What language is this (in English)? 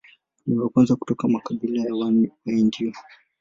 Swahili